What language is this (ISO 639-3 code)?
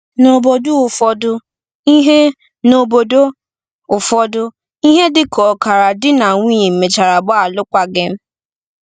ibo